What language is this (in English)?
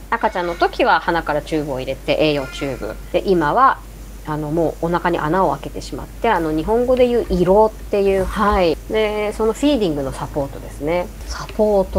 Japanese